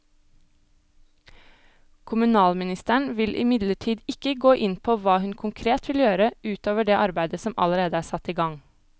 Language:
Norwegian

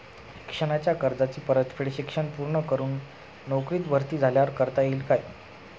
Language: Marathi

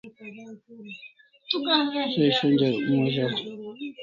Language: Kalasha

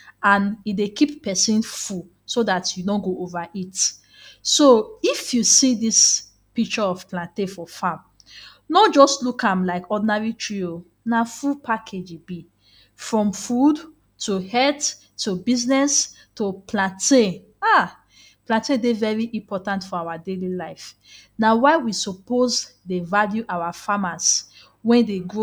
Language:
Nigerian Pidgin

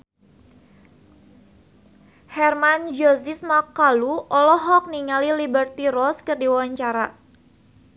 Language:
Sundanese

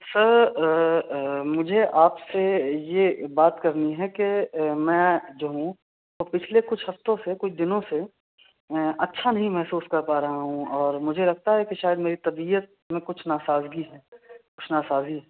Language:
Urdu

